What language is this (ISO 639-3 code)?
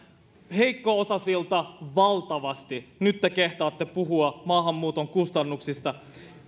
fin